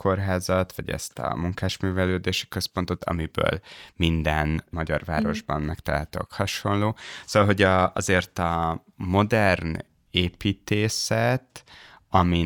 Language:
Hungarian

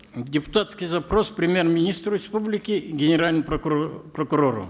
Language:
Kazakh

